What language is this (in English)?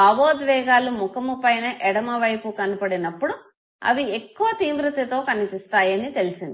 Telugu